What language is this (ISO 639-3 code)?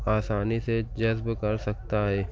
urd